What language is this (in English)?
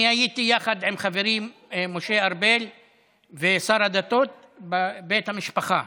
Hebrew